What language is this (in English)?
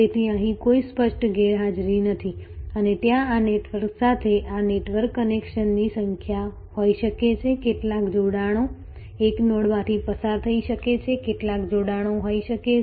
Gujarati